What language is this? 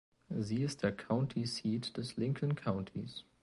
German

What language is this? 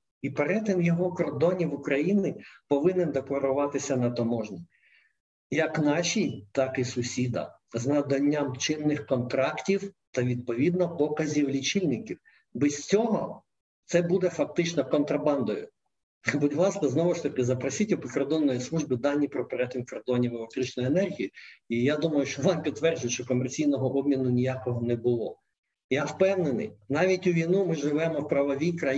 Ukrainian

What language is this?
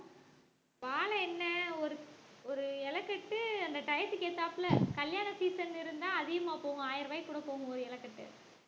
Tamil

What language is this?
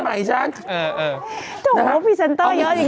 Thai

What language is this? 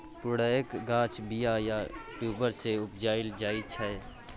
Maithili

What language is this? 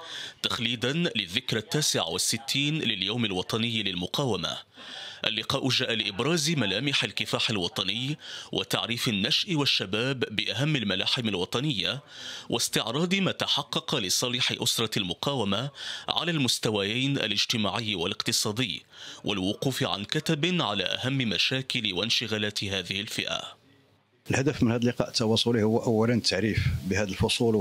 Arabic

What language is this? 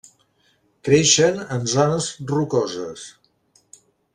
Catalan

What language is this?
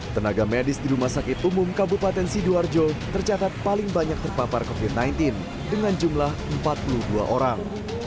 Indonesian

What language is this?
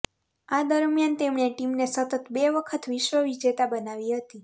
Gujarati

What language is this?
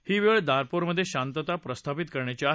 Marathi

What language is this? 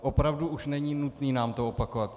Czech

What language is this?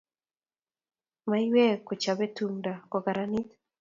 Kalenjin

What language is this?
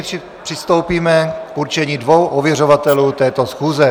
Czech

